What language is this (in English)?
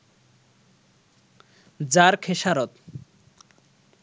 Bangla